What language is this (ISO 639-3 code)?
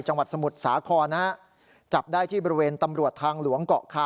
tha